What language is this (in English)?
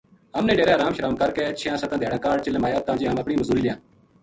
Gujari